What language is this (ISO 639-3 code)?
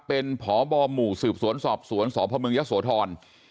tha